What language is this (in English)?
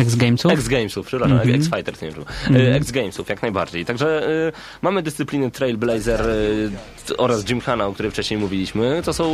Polish